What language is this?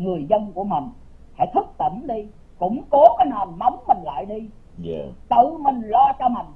Vietnamese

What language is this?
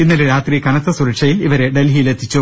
Malayalam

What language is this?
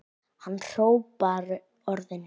Icelandic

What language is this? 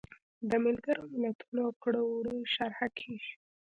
Pashto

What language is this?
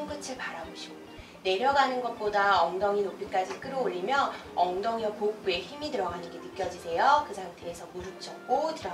Korean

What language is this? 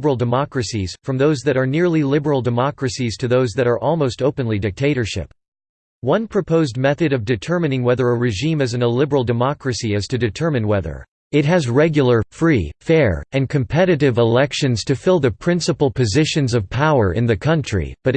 English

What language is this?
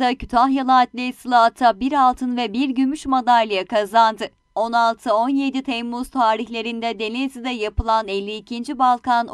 Turkish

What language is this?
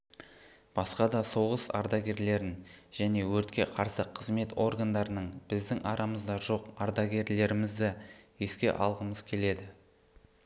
Kazakh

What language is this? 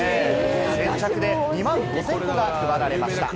Japanese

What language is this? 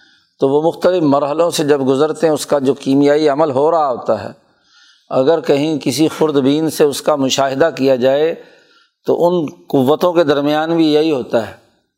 Urdu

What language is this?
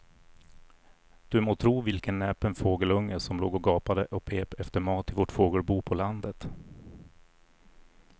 Swedish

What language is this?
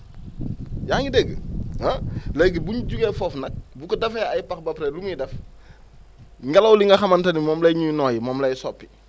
Wolof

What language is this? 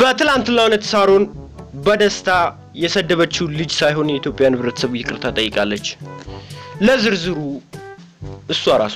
Romanian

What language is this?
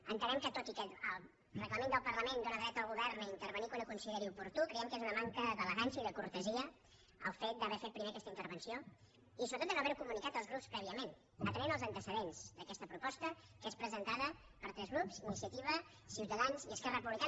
Catalan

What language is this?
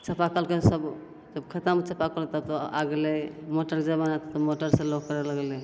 Maithili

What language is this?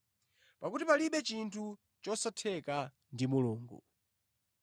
Nyanja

